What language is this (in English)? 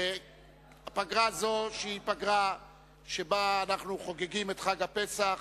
Hebrew